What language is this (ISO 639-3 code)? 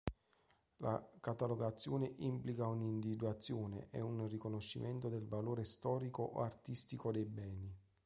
ita